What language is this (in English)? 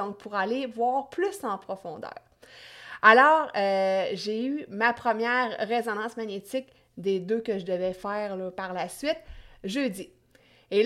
French